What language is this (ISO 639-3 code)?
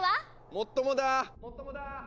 jpn